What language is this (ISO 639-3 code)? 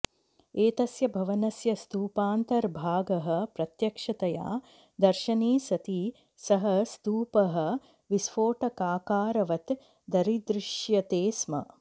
san